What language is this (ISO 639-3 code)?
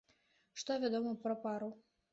bel